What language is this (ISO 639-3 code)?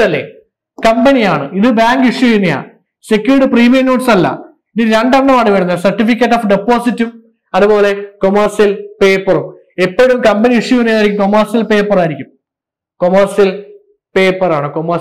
mal